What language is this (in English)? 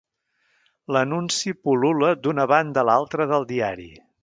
Catalan